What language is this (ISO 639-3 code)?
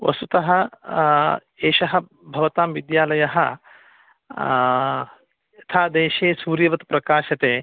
san